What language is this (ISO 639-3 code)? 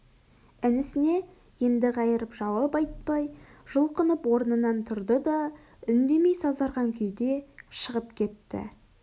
kaz